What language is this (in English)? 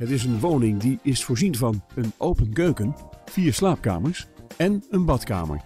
Dutch